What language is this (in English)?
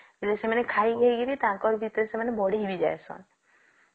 Odia